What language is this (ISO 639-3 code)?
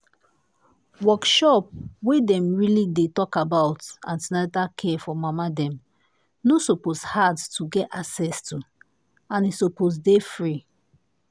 pcm